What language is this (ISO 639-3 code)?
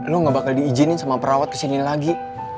ind